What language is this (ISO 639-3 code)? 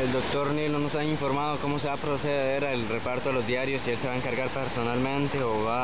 spa